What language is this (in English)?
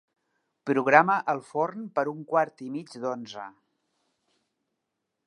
Catalan